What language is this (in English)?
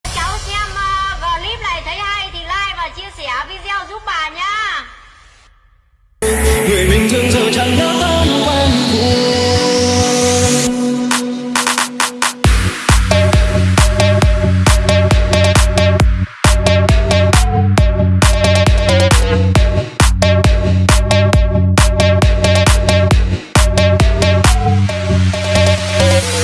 Vietnamese